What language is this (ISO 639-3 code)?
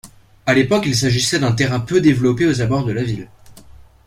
fra